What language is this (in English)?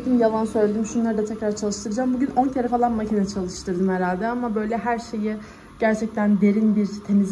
Turkish